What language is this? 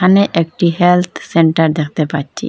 Bangla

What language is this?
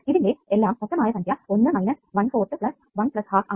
Malayalam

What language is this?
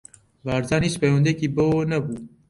Central Kurdish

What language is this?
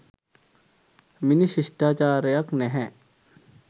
Sinhala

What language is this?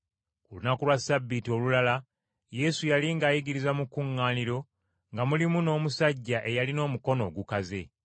Ganda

